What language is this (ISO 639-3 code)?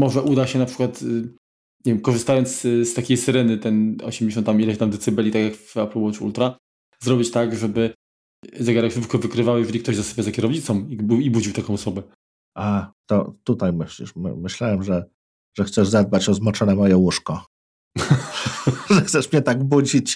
pol